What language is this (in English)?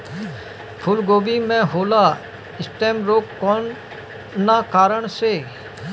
Bhojpuri